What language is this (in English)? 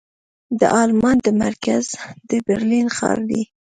Pashto